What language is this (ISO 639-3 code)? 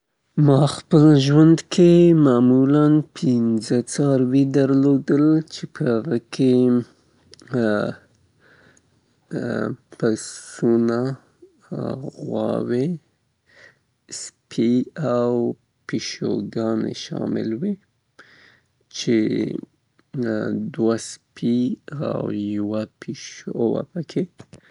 pbt